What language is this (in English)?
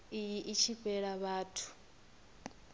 Venda